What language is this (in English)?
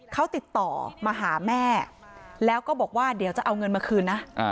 Thai